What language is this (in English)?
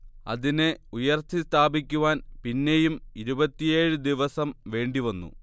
Malayalam